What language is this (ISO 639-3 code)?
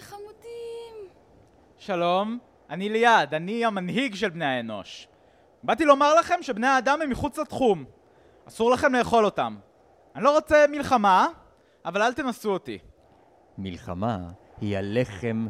heb